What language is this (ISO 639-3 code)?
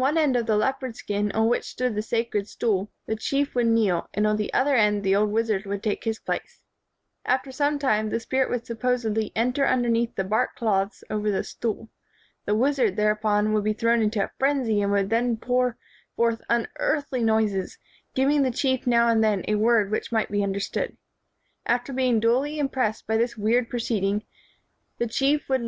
eng